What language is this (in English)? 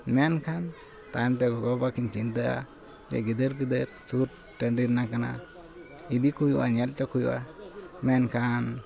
Santali